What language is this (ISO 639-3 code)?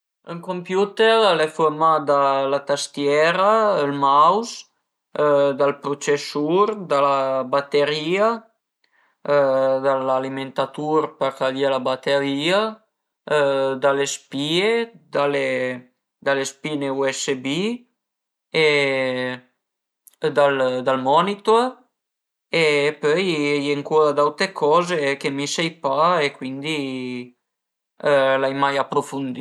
pms